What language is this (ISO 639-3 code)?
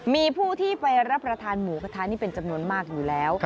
tha